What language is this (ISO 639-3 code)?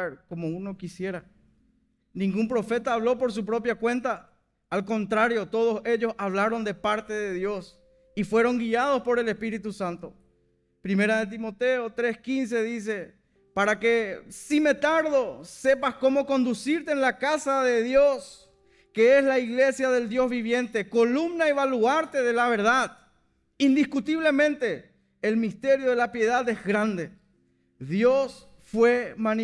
spa